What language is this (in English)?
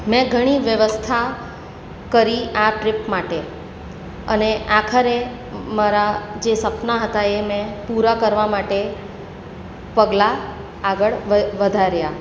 Gujarati